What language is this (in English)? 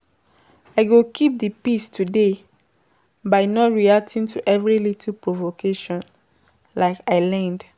Nigerian Pidgin